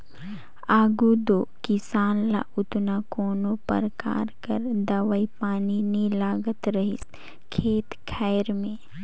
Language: Chhattisgarhi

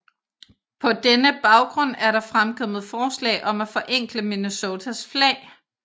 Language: Danish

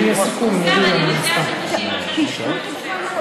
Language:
Hebrew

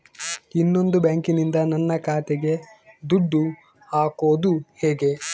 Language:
Kannada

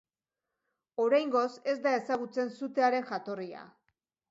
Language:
Basque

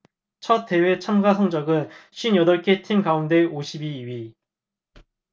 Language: Korean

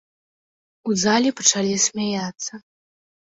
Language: Belarusian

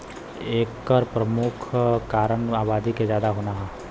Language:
Bhojpuri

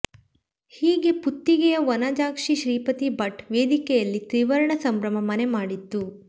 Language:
Kannada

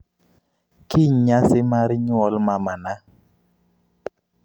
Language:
Luo (Kenya and Tanzania)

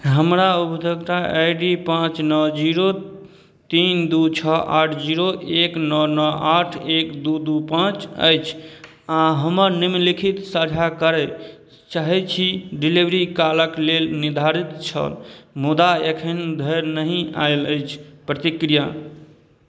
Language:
Maithili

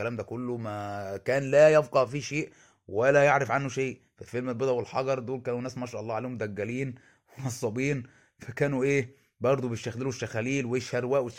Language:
Arabic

